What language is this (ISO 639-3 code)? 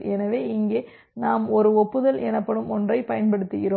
tam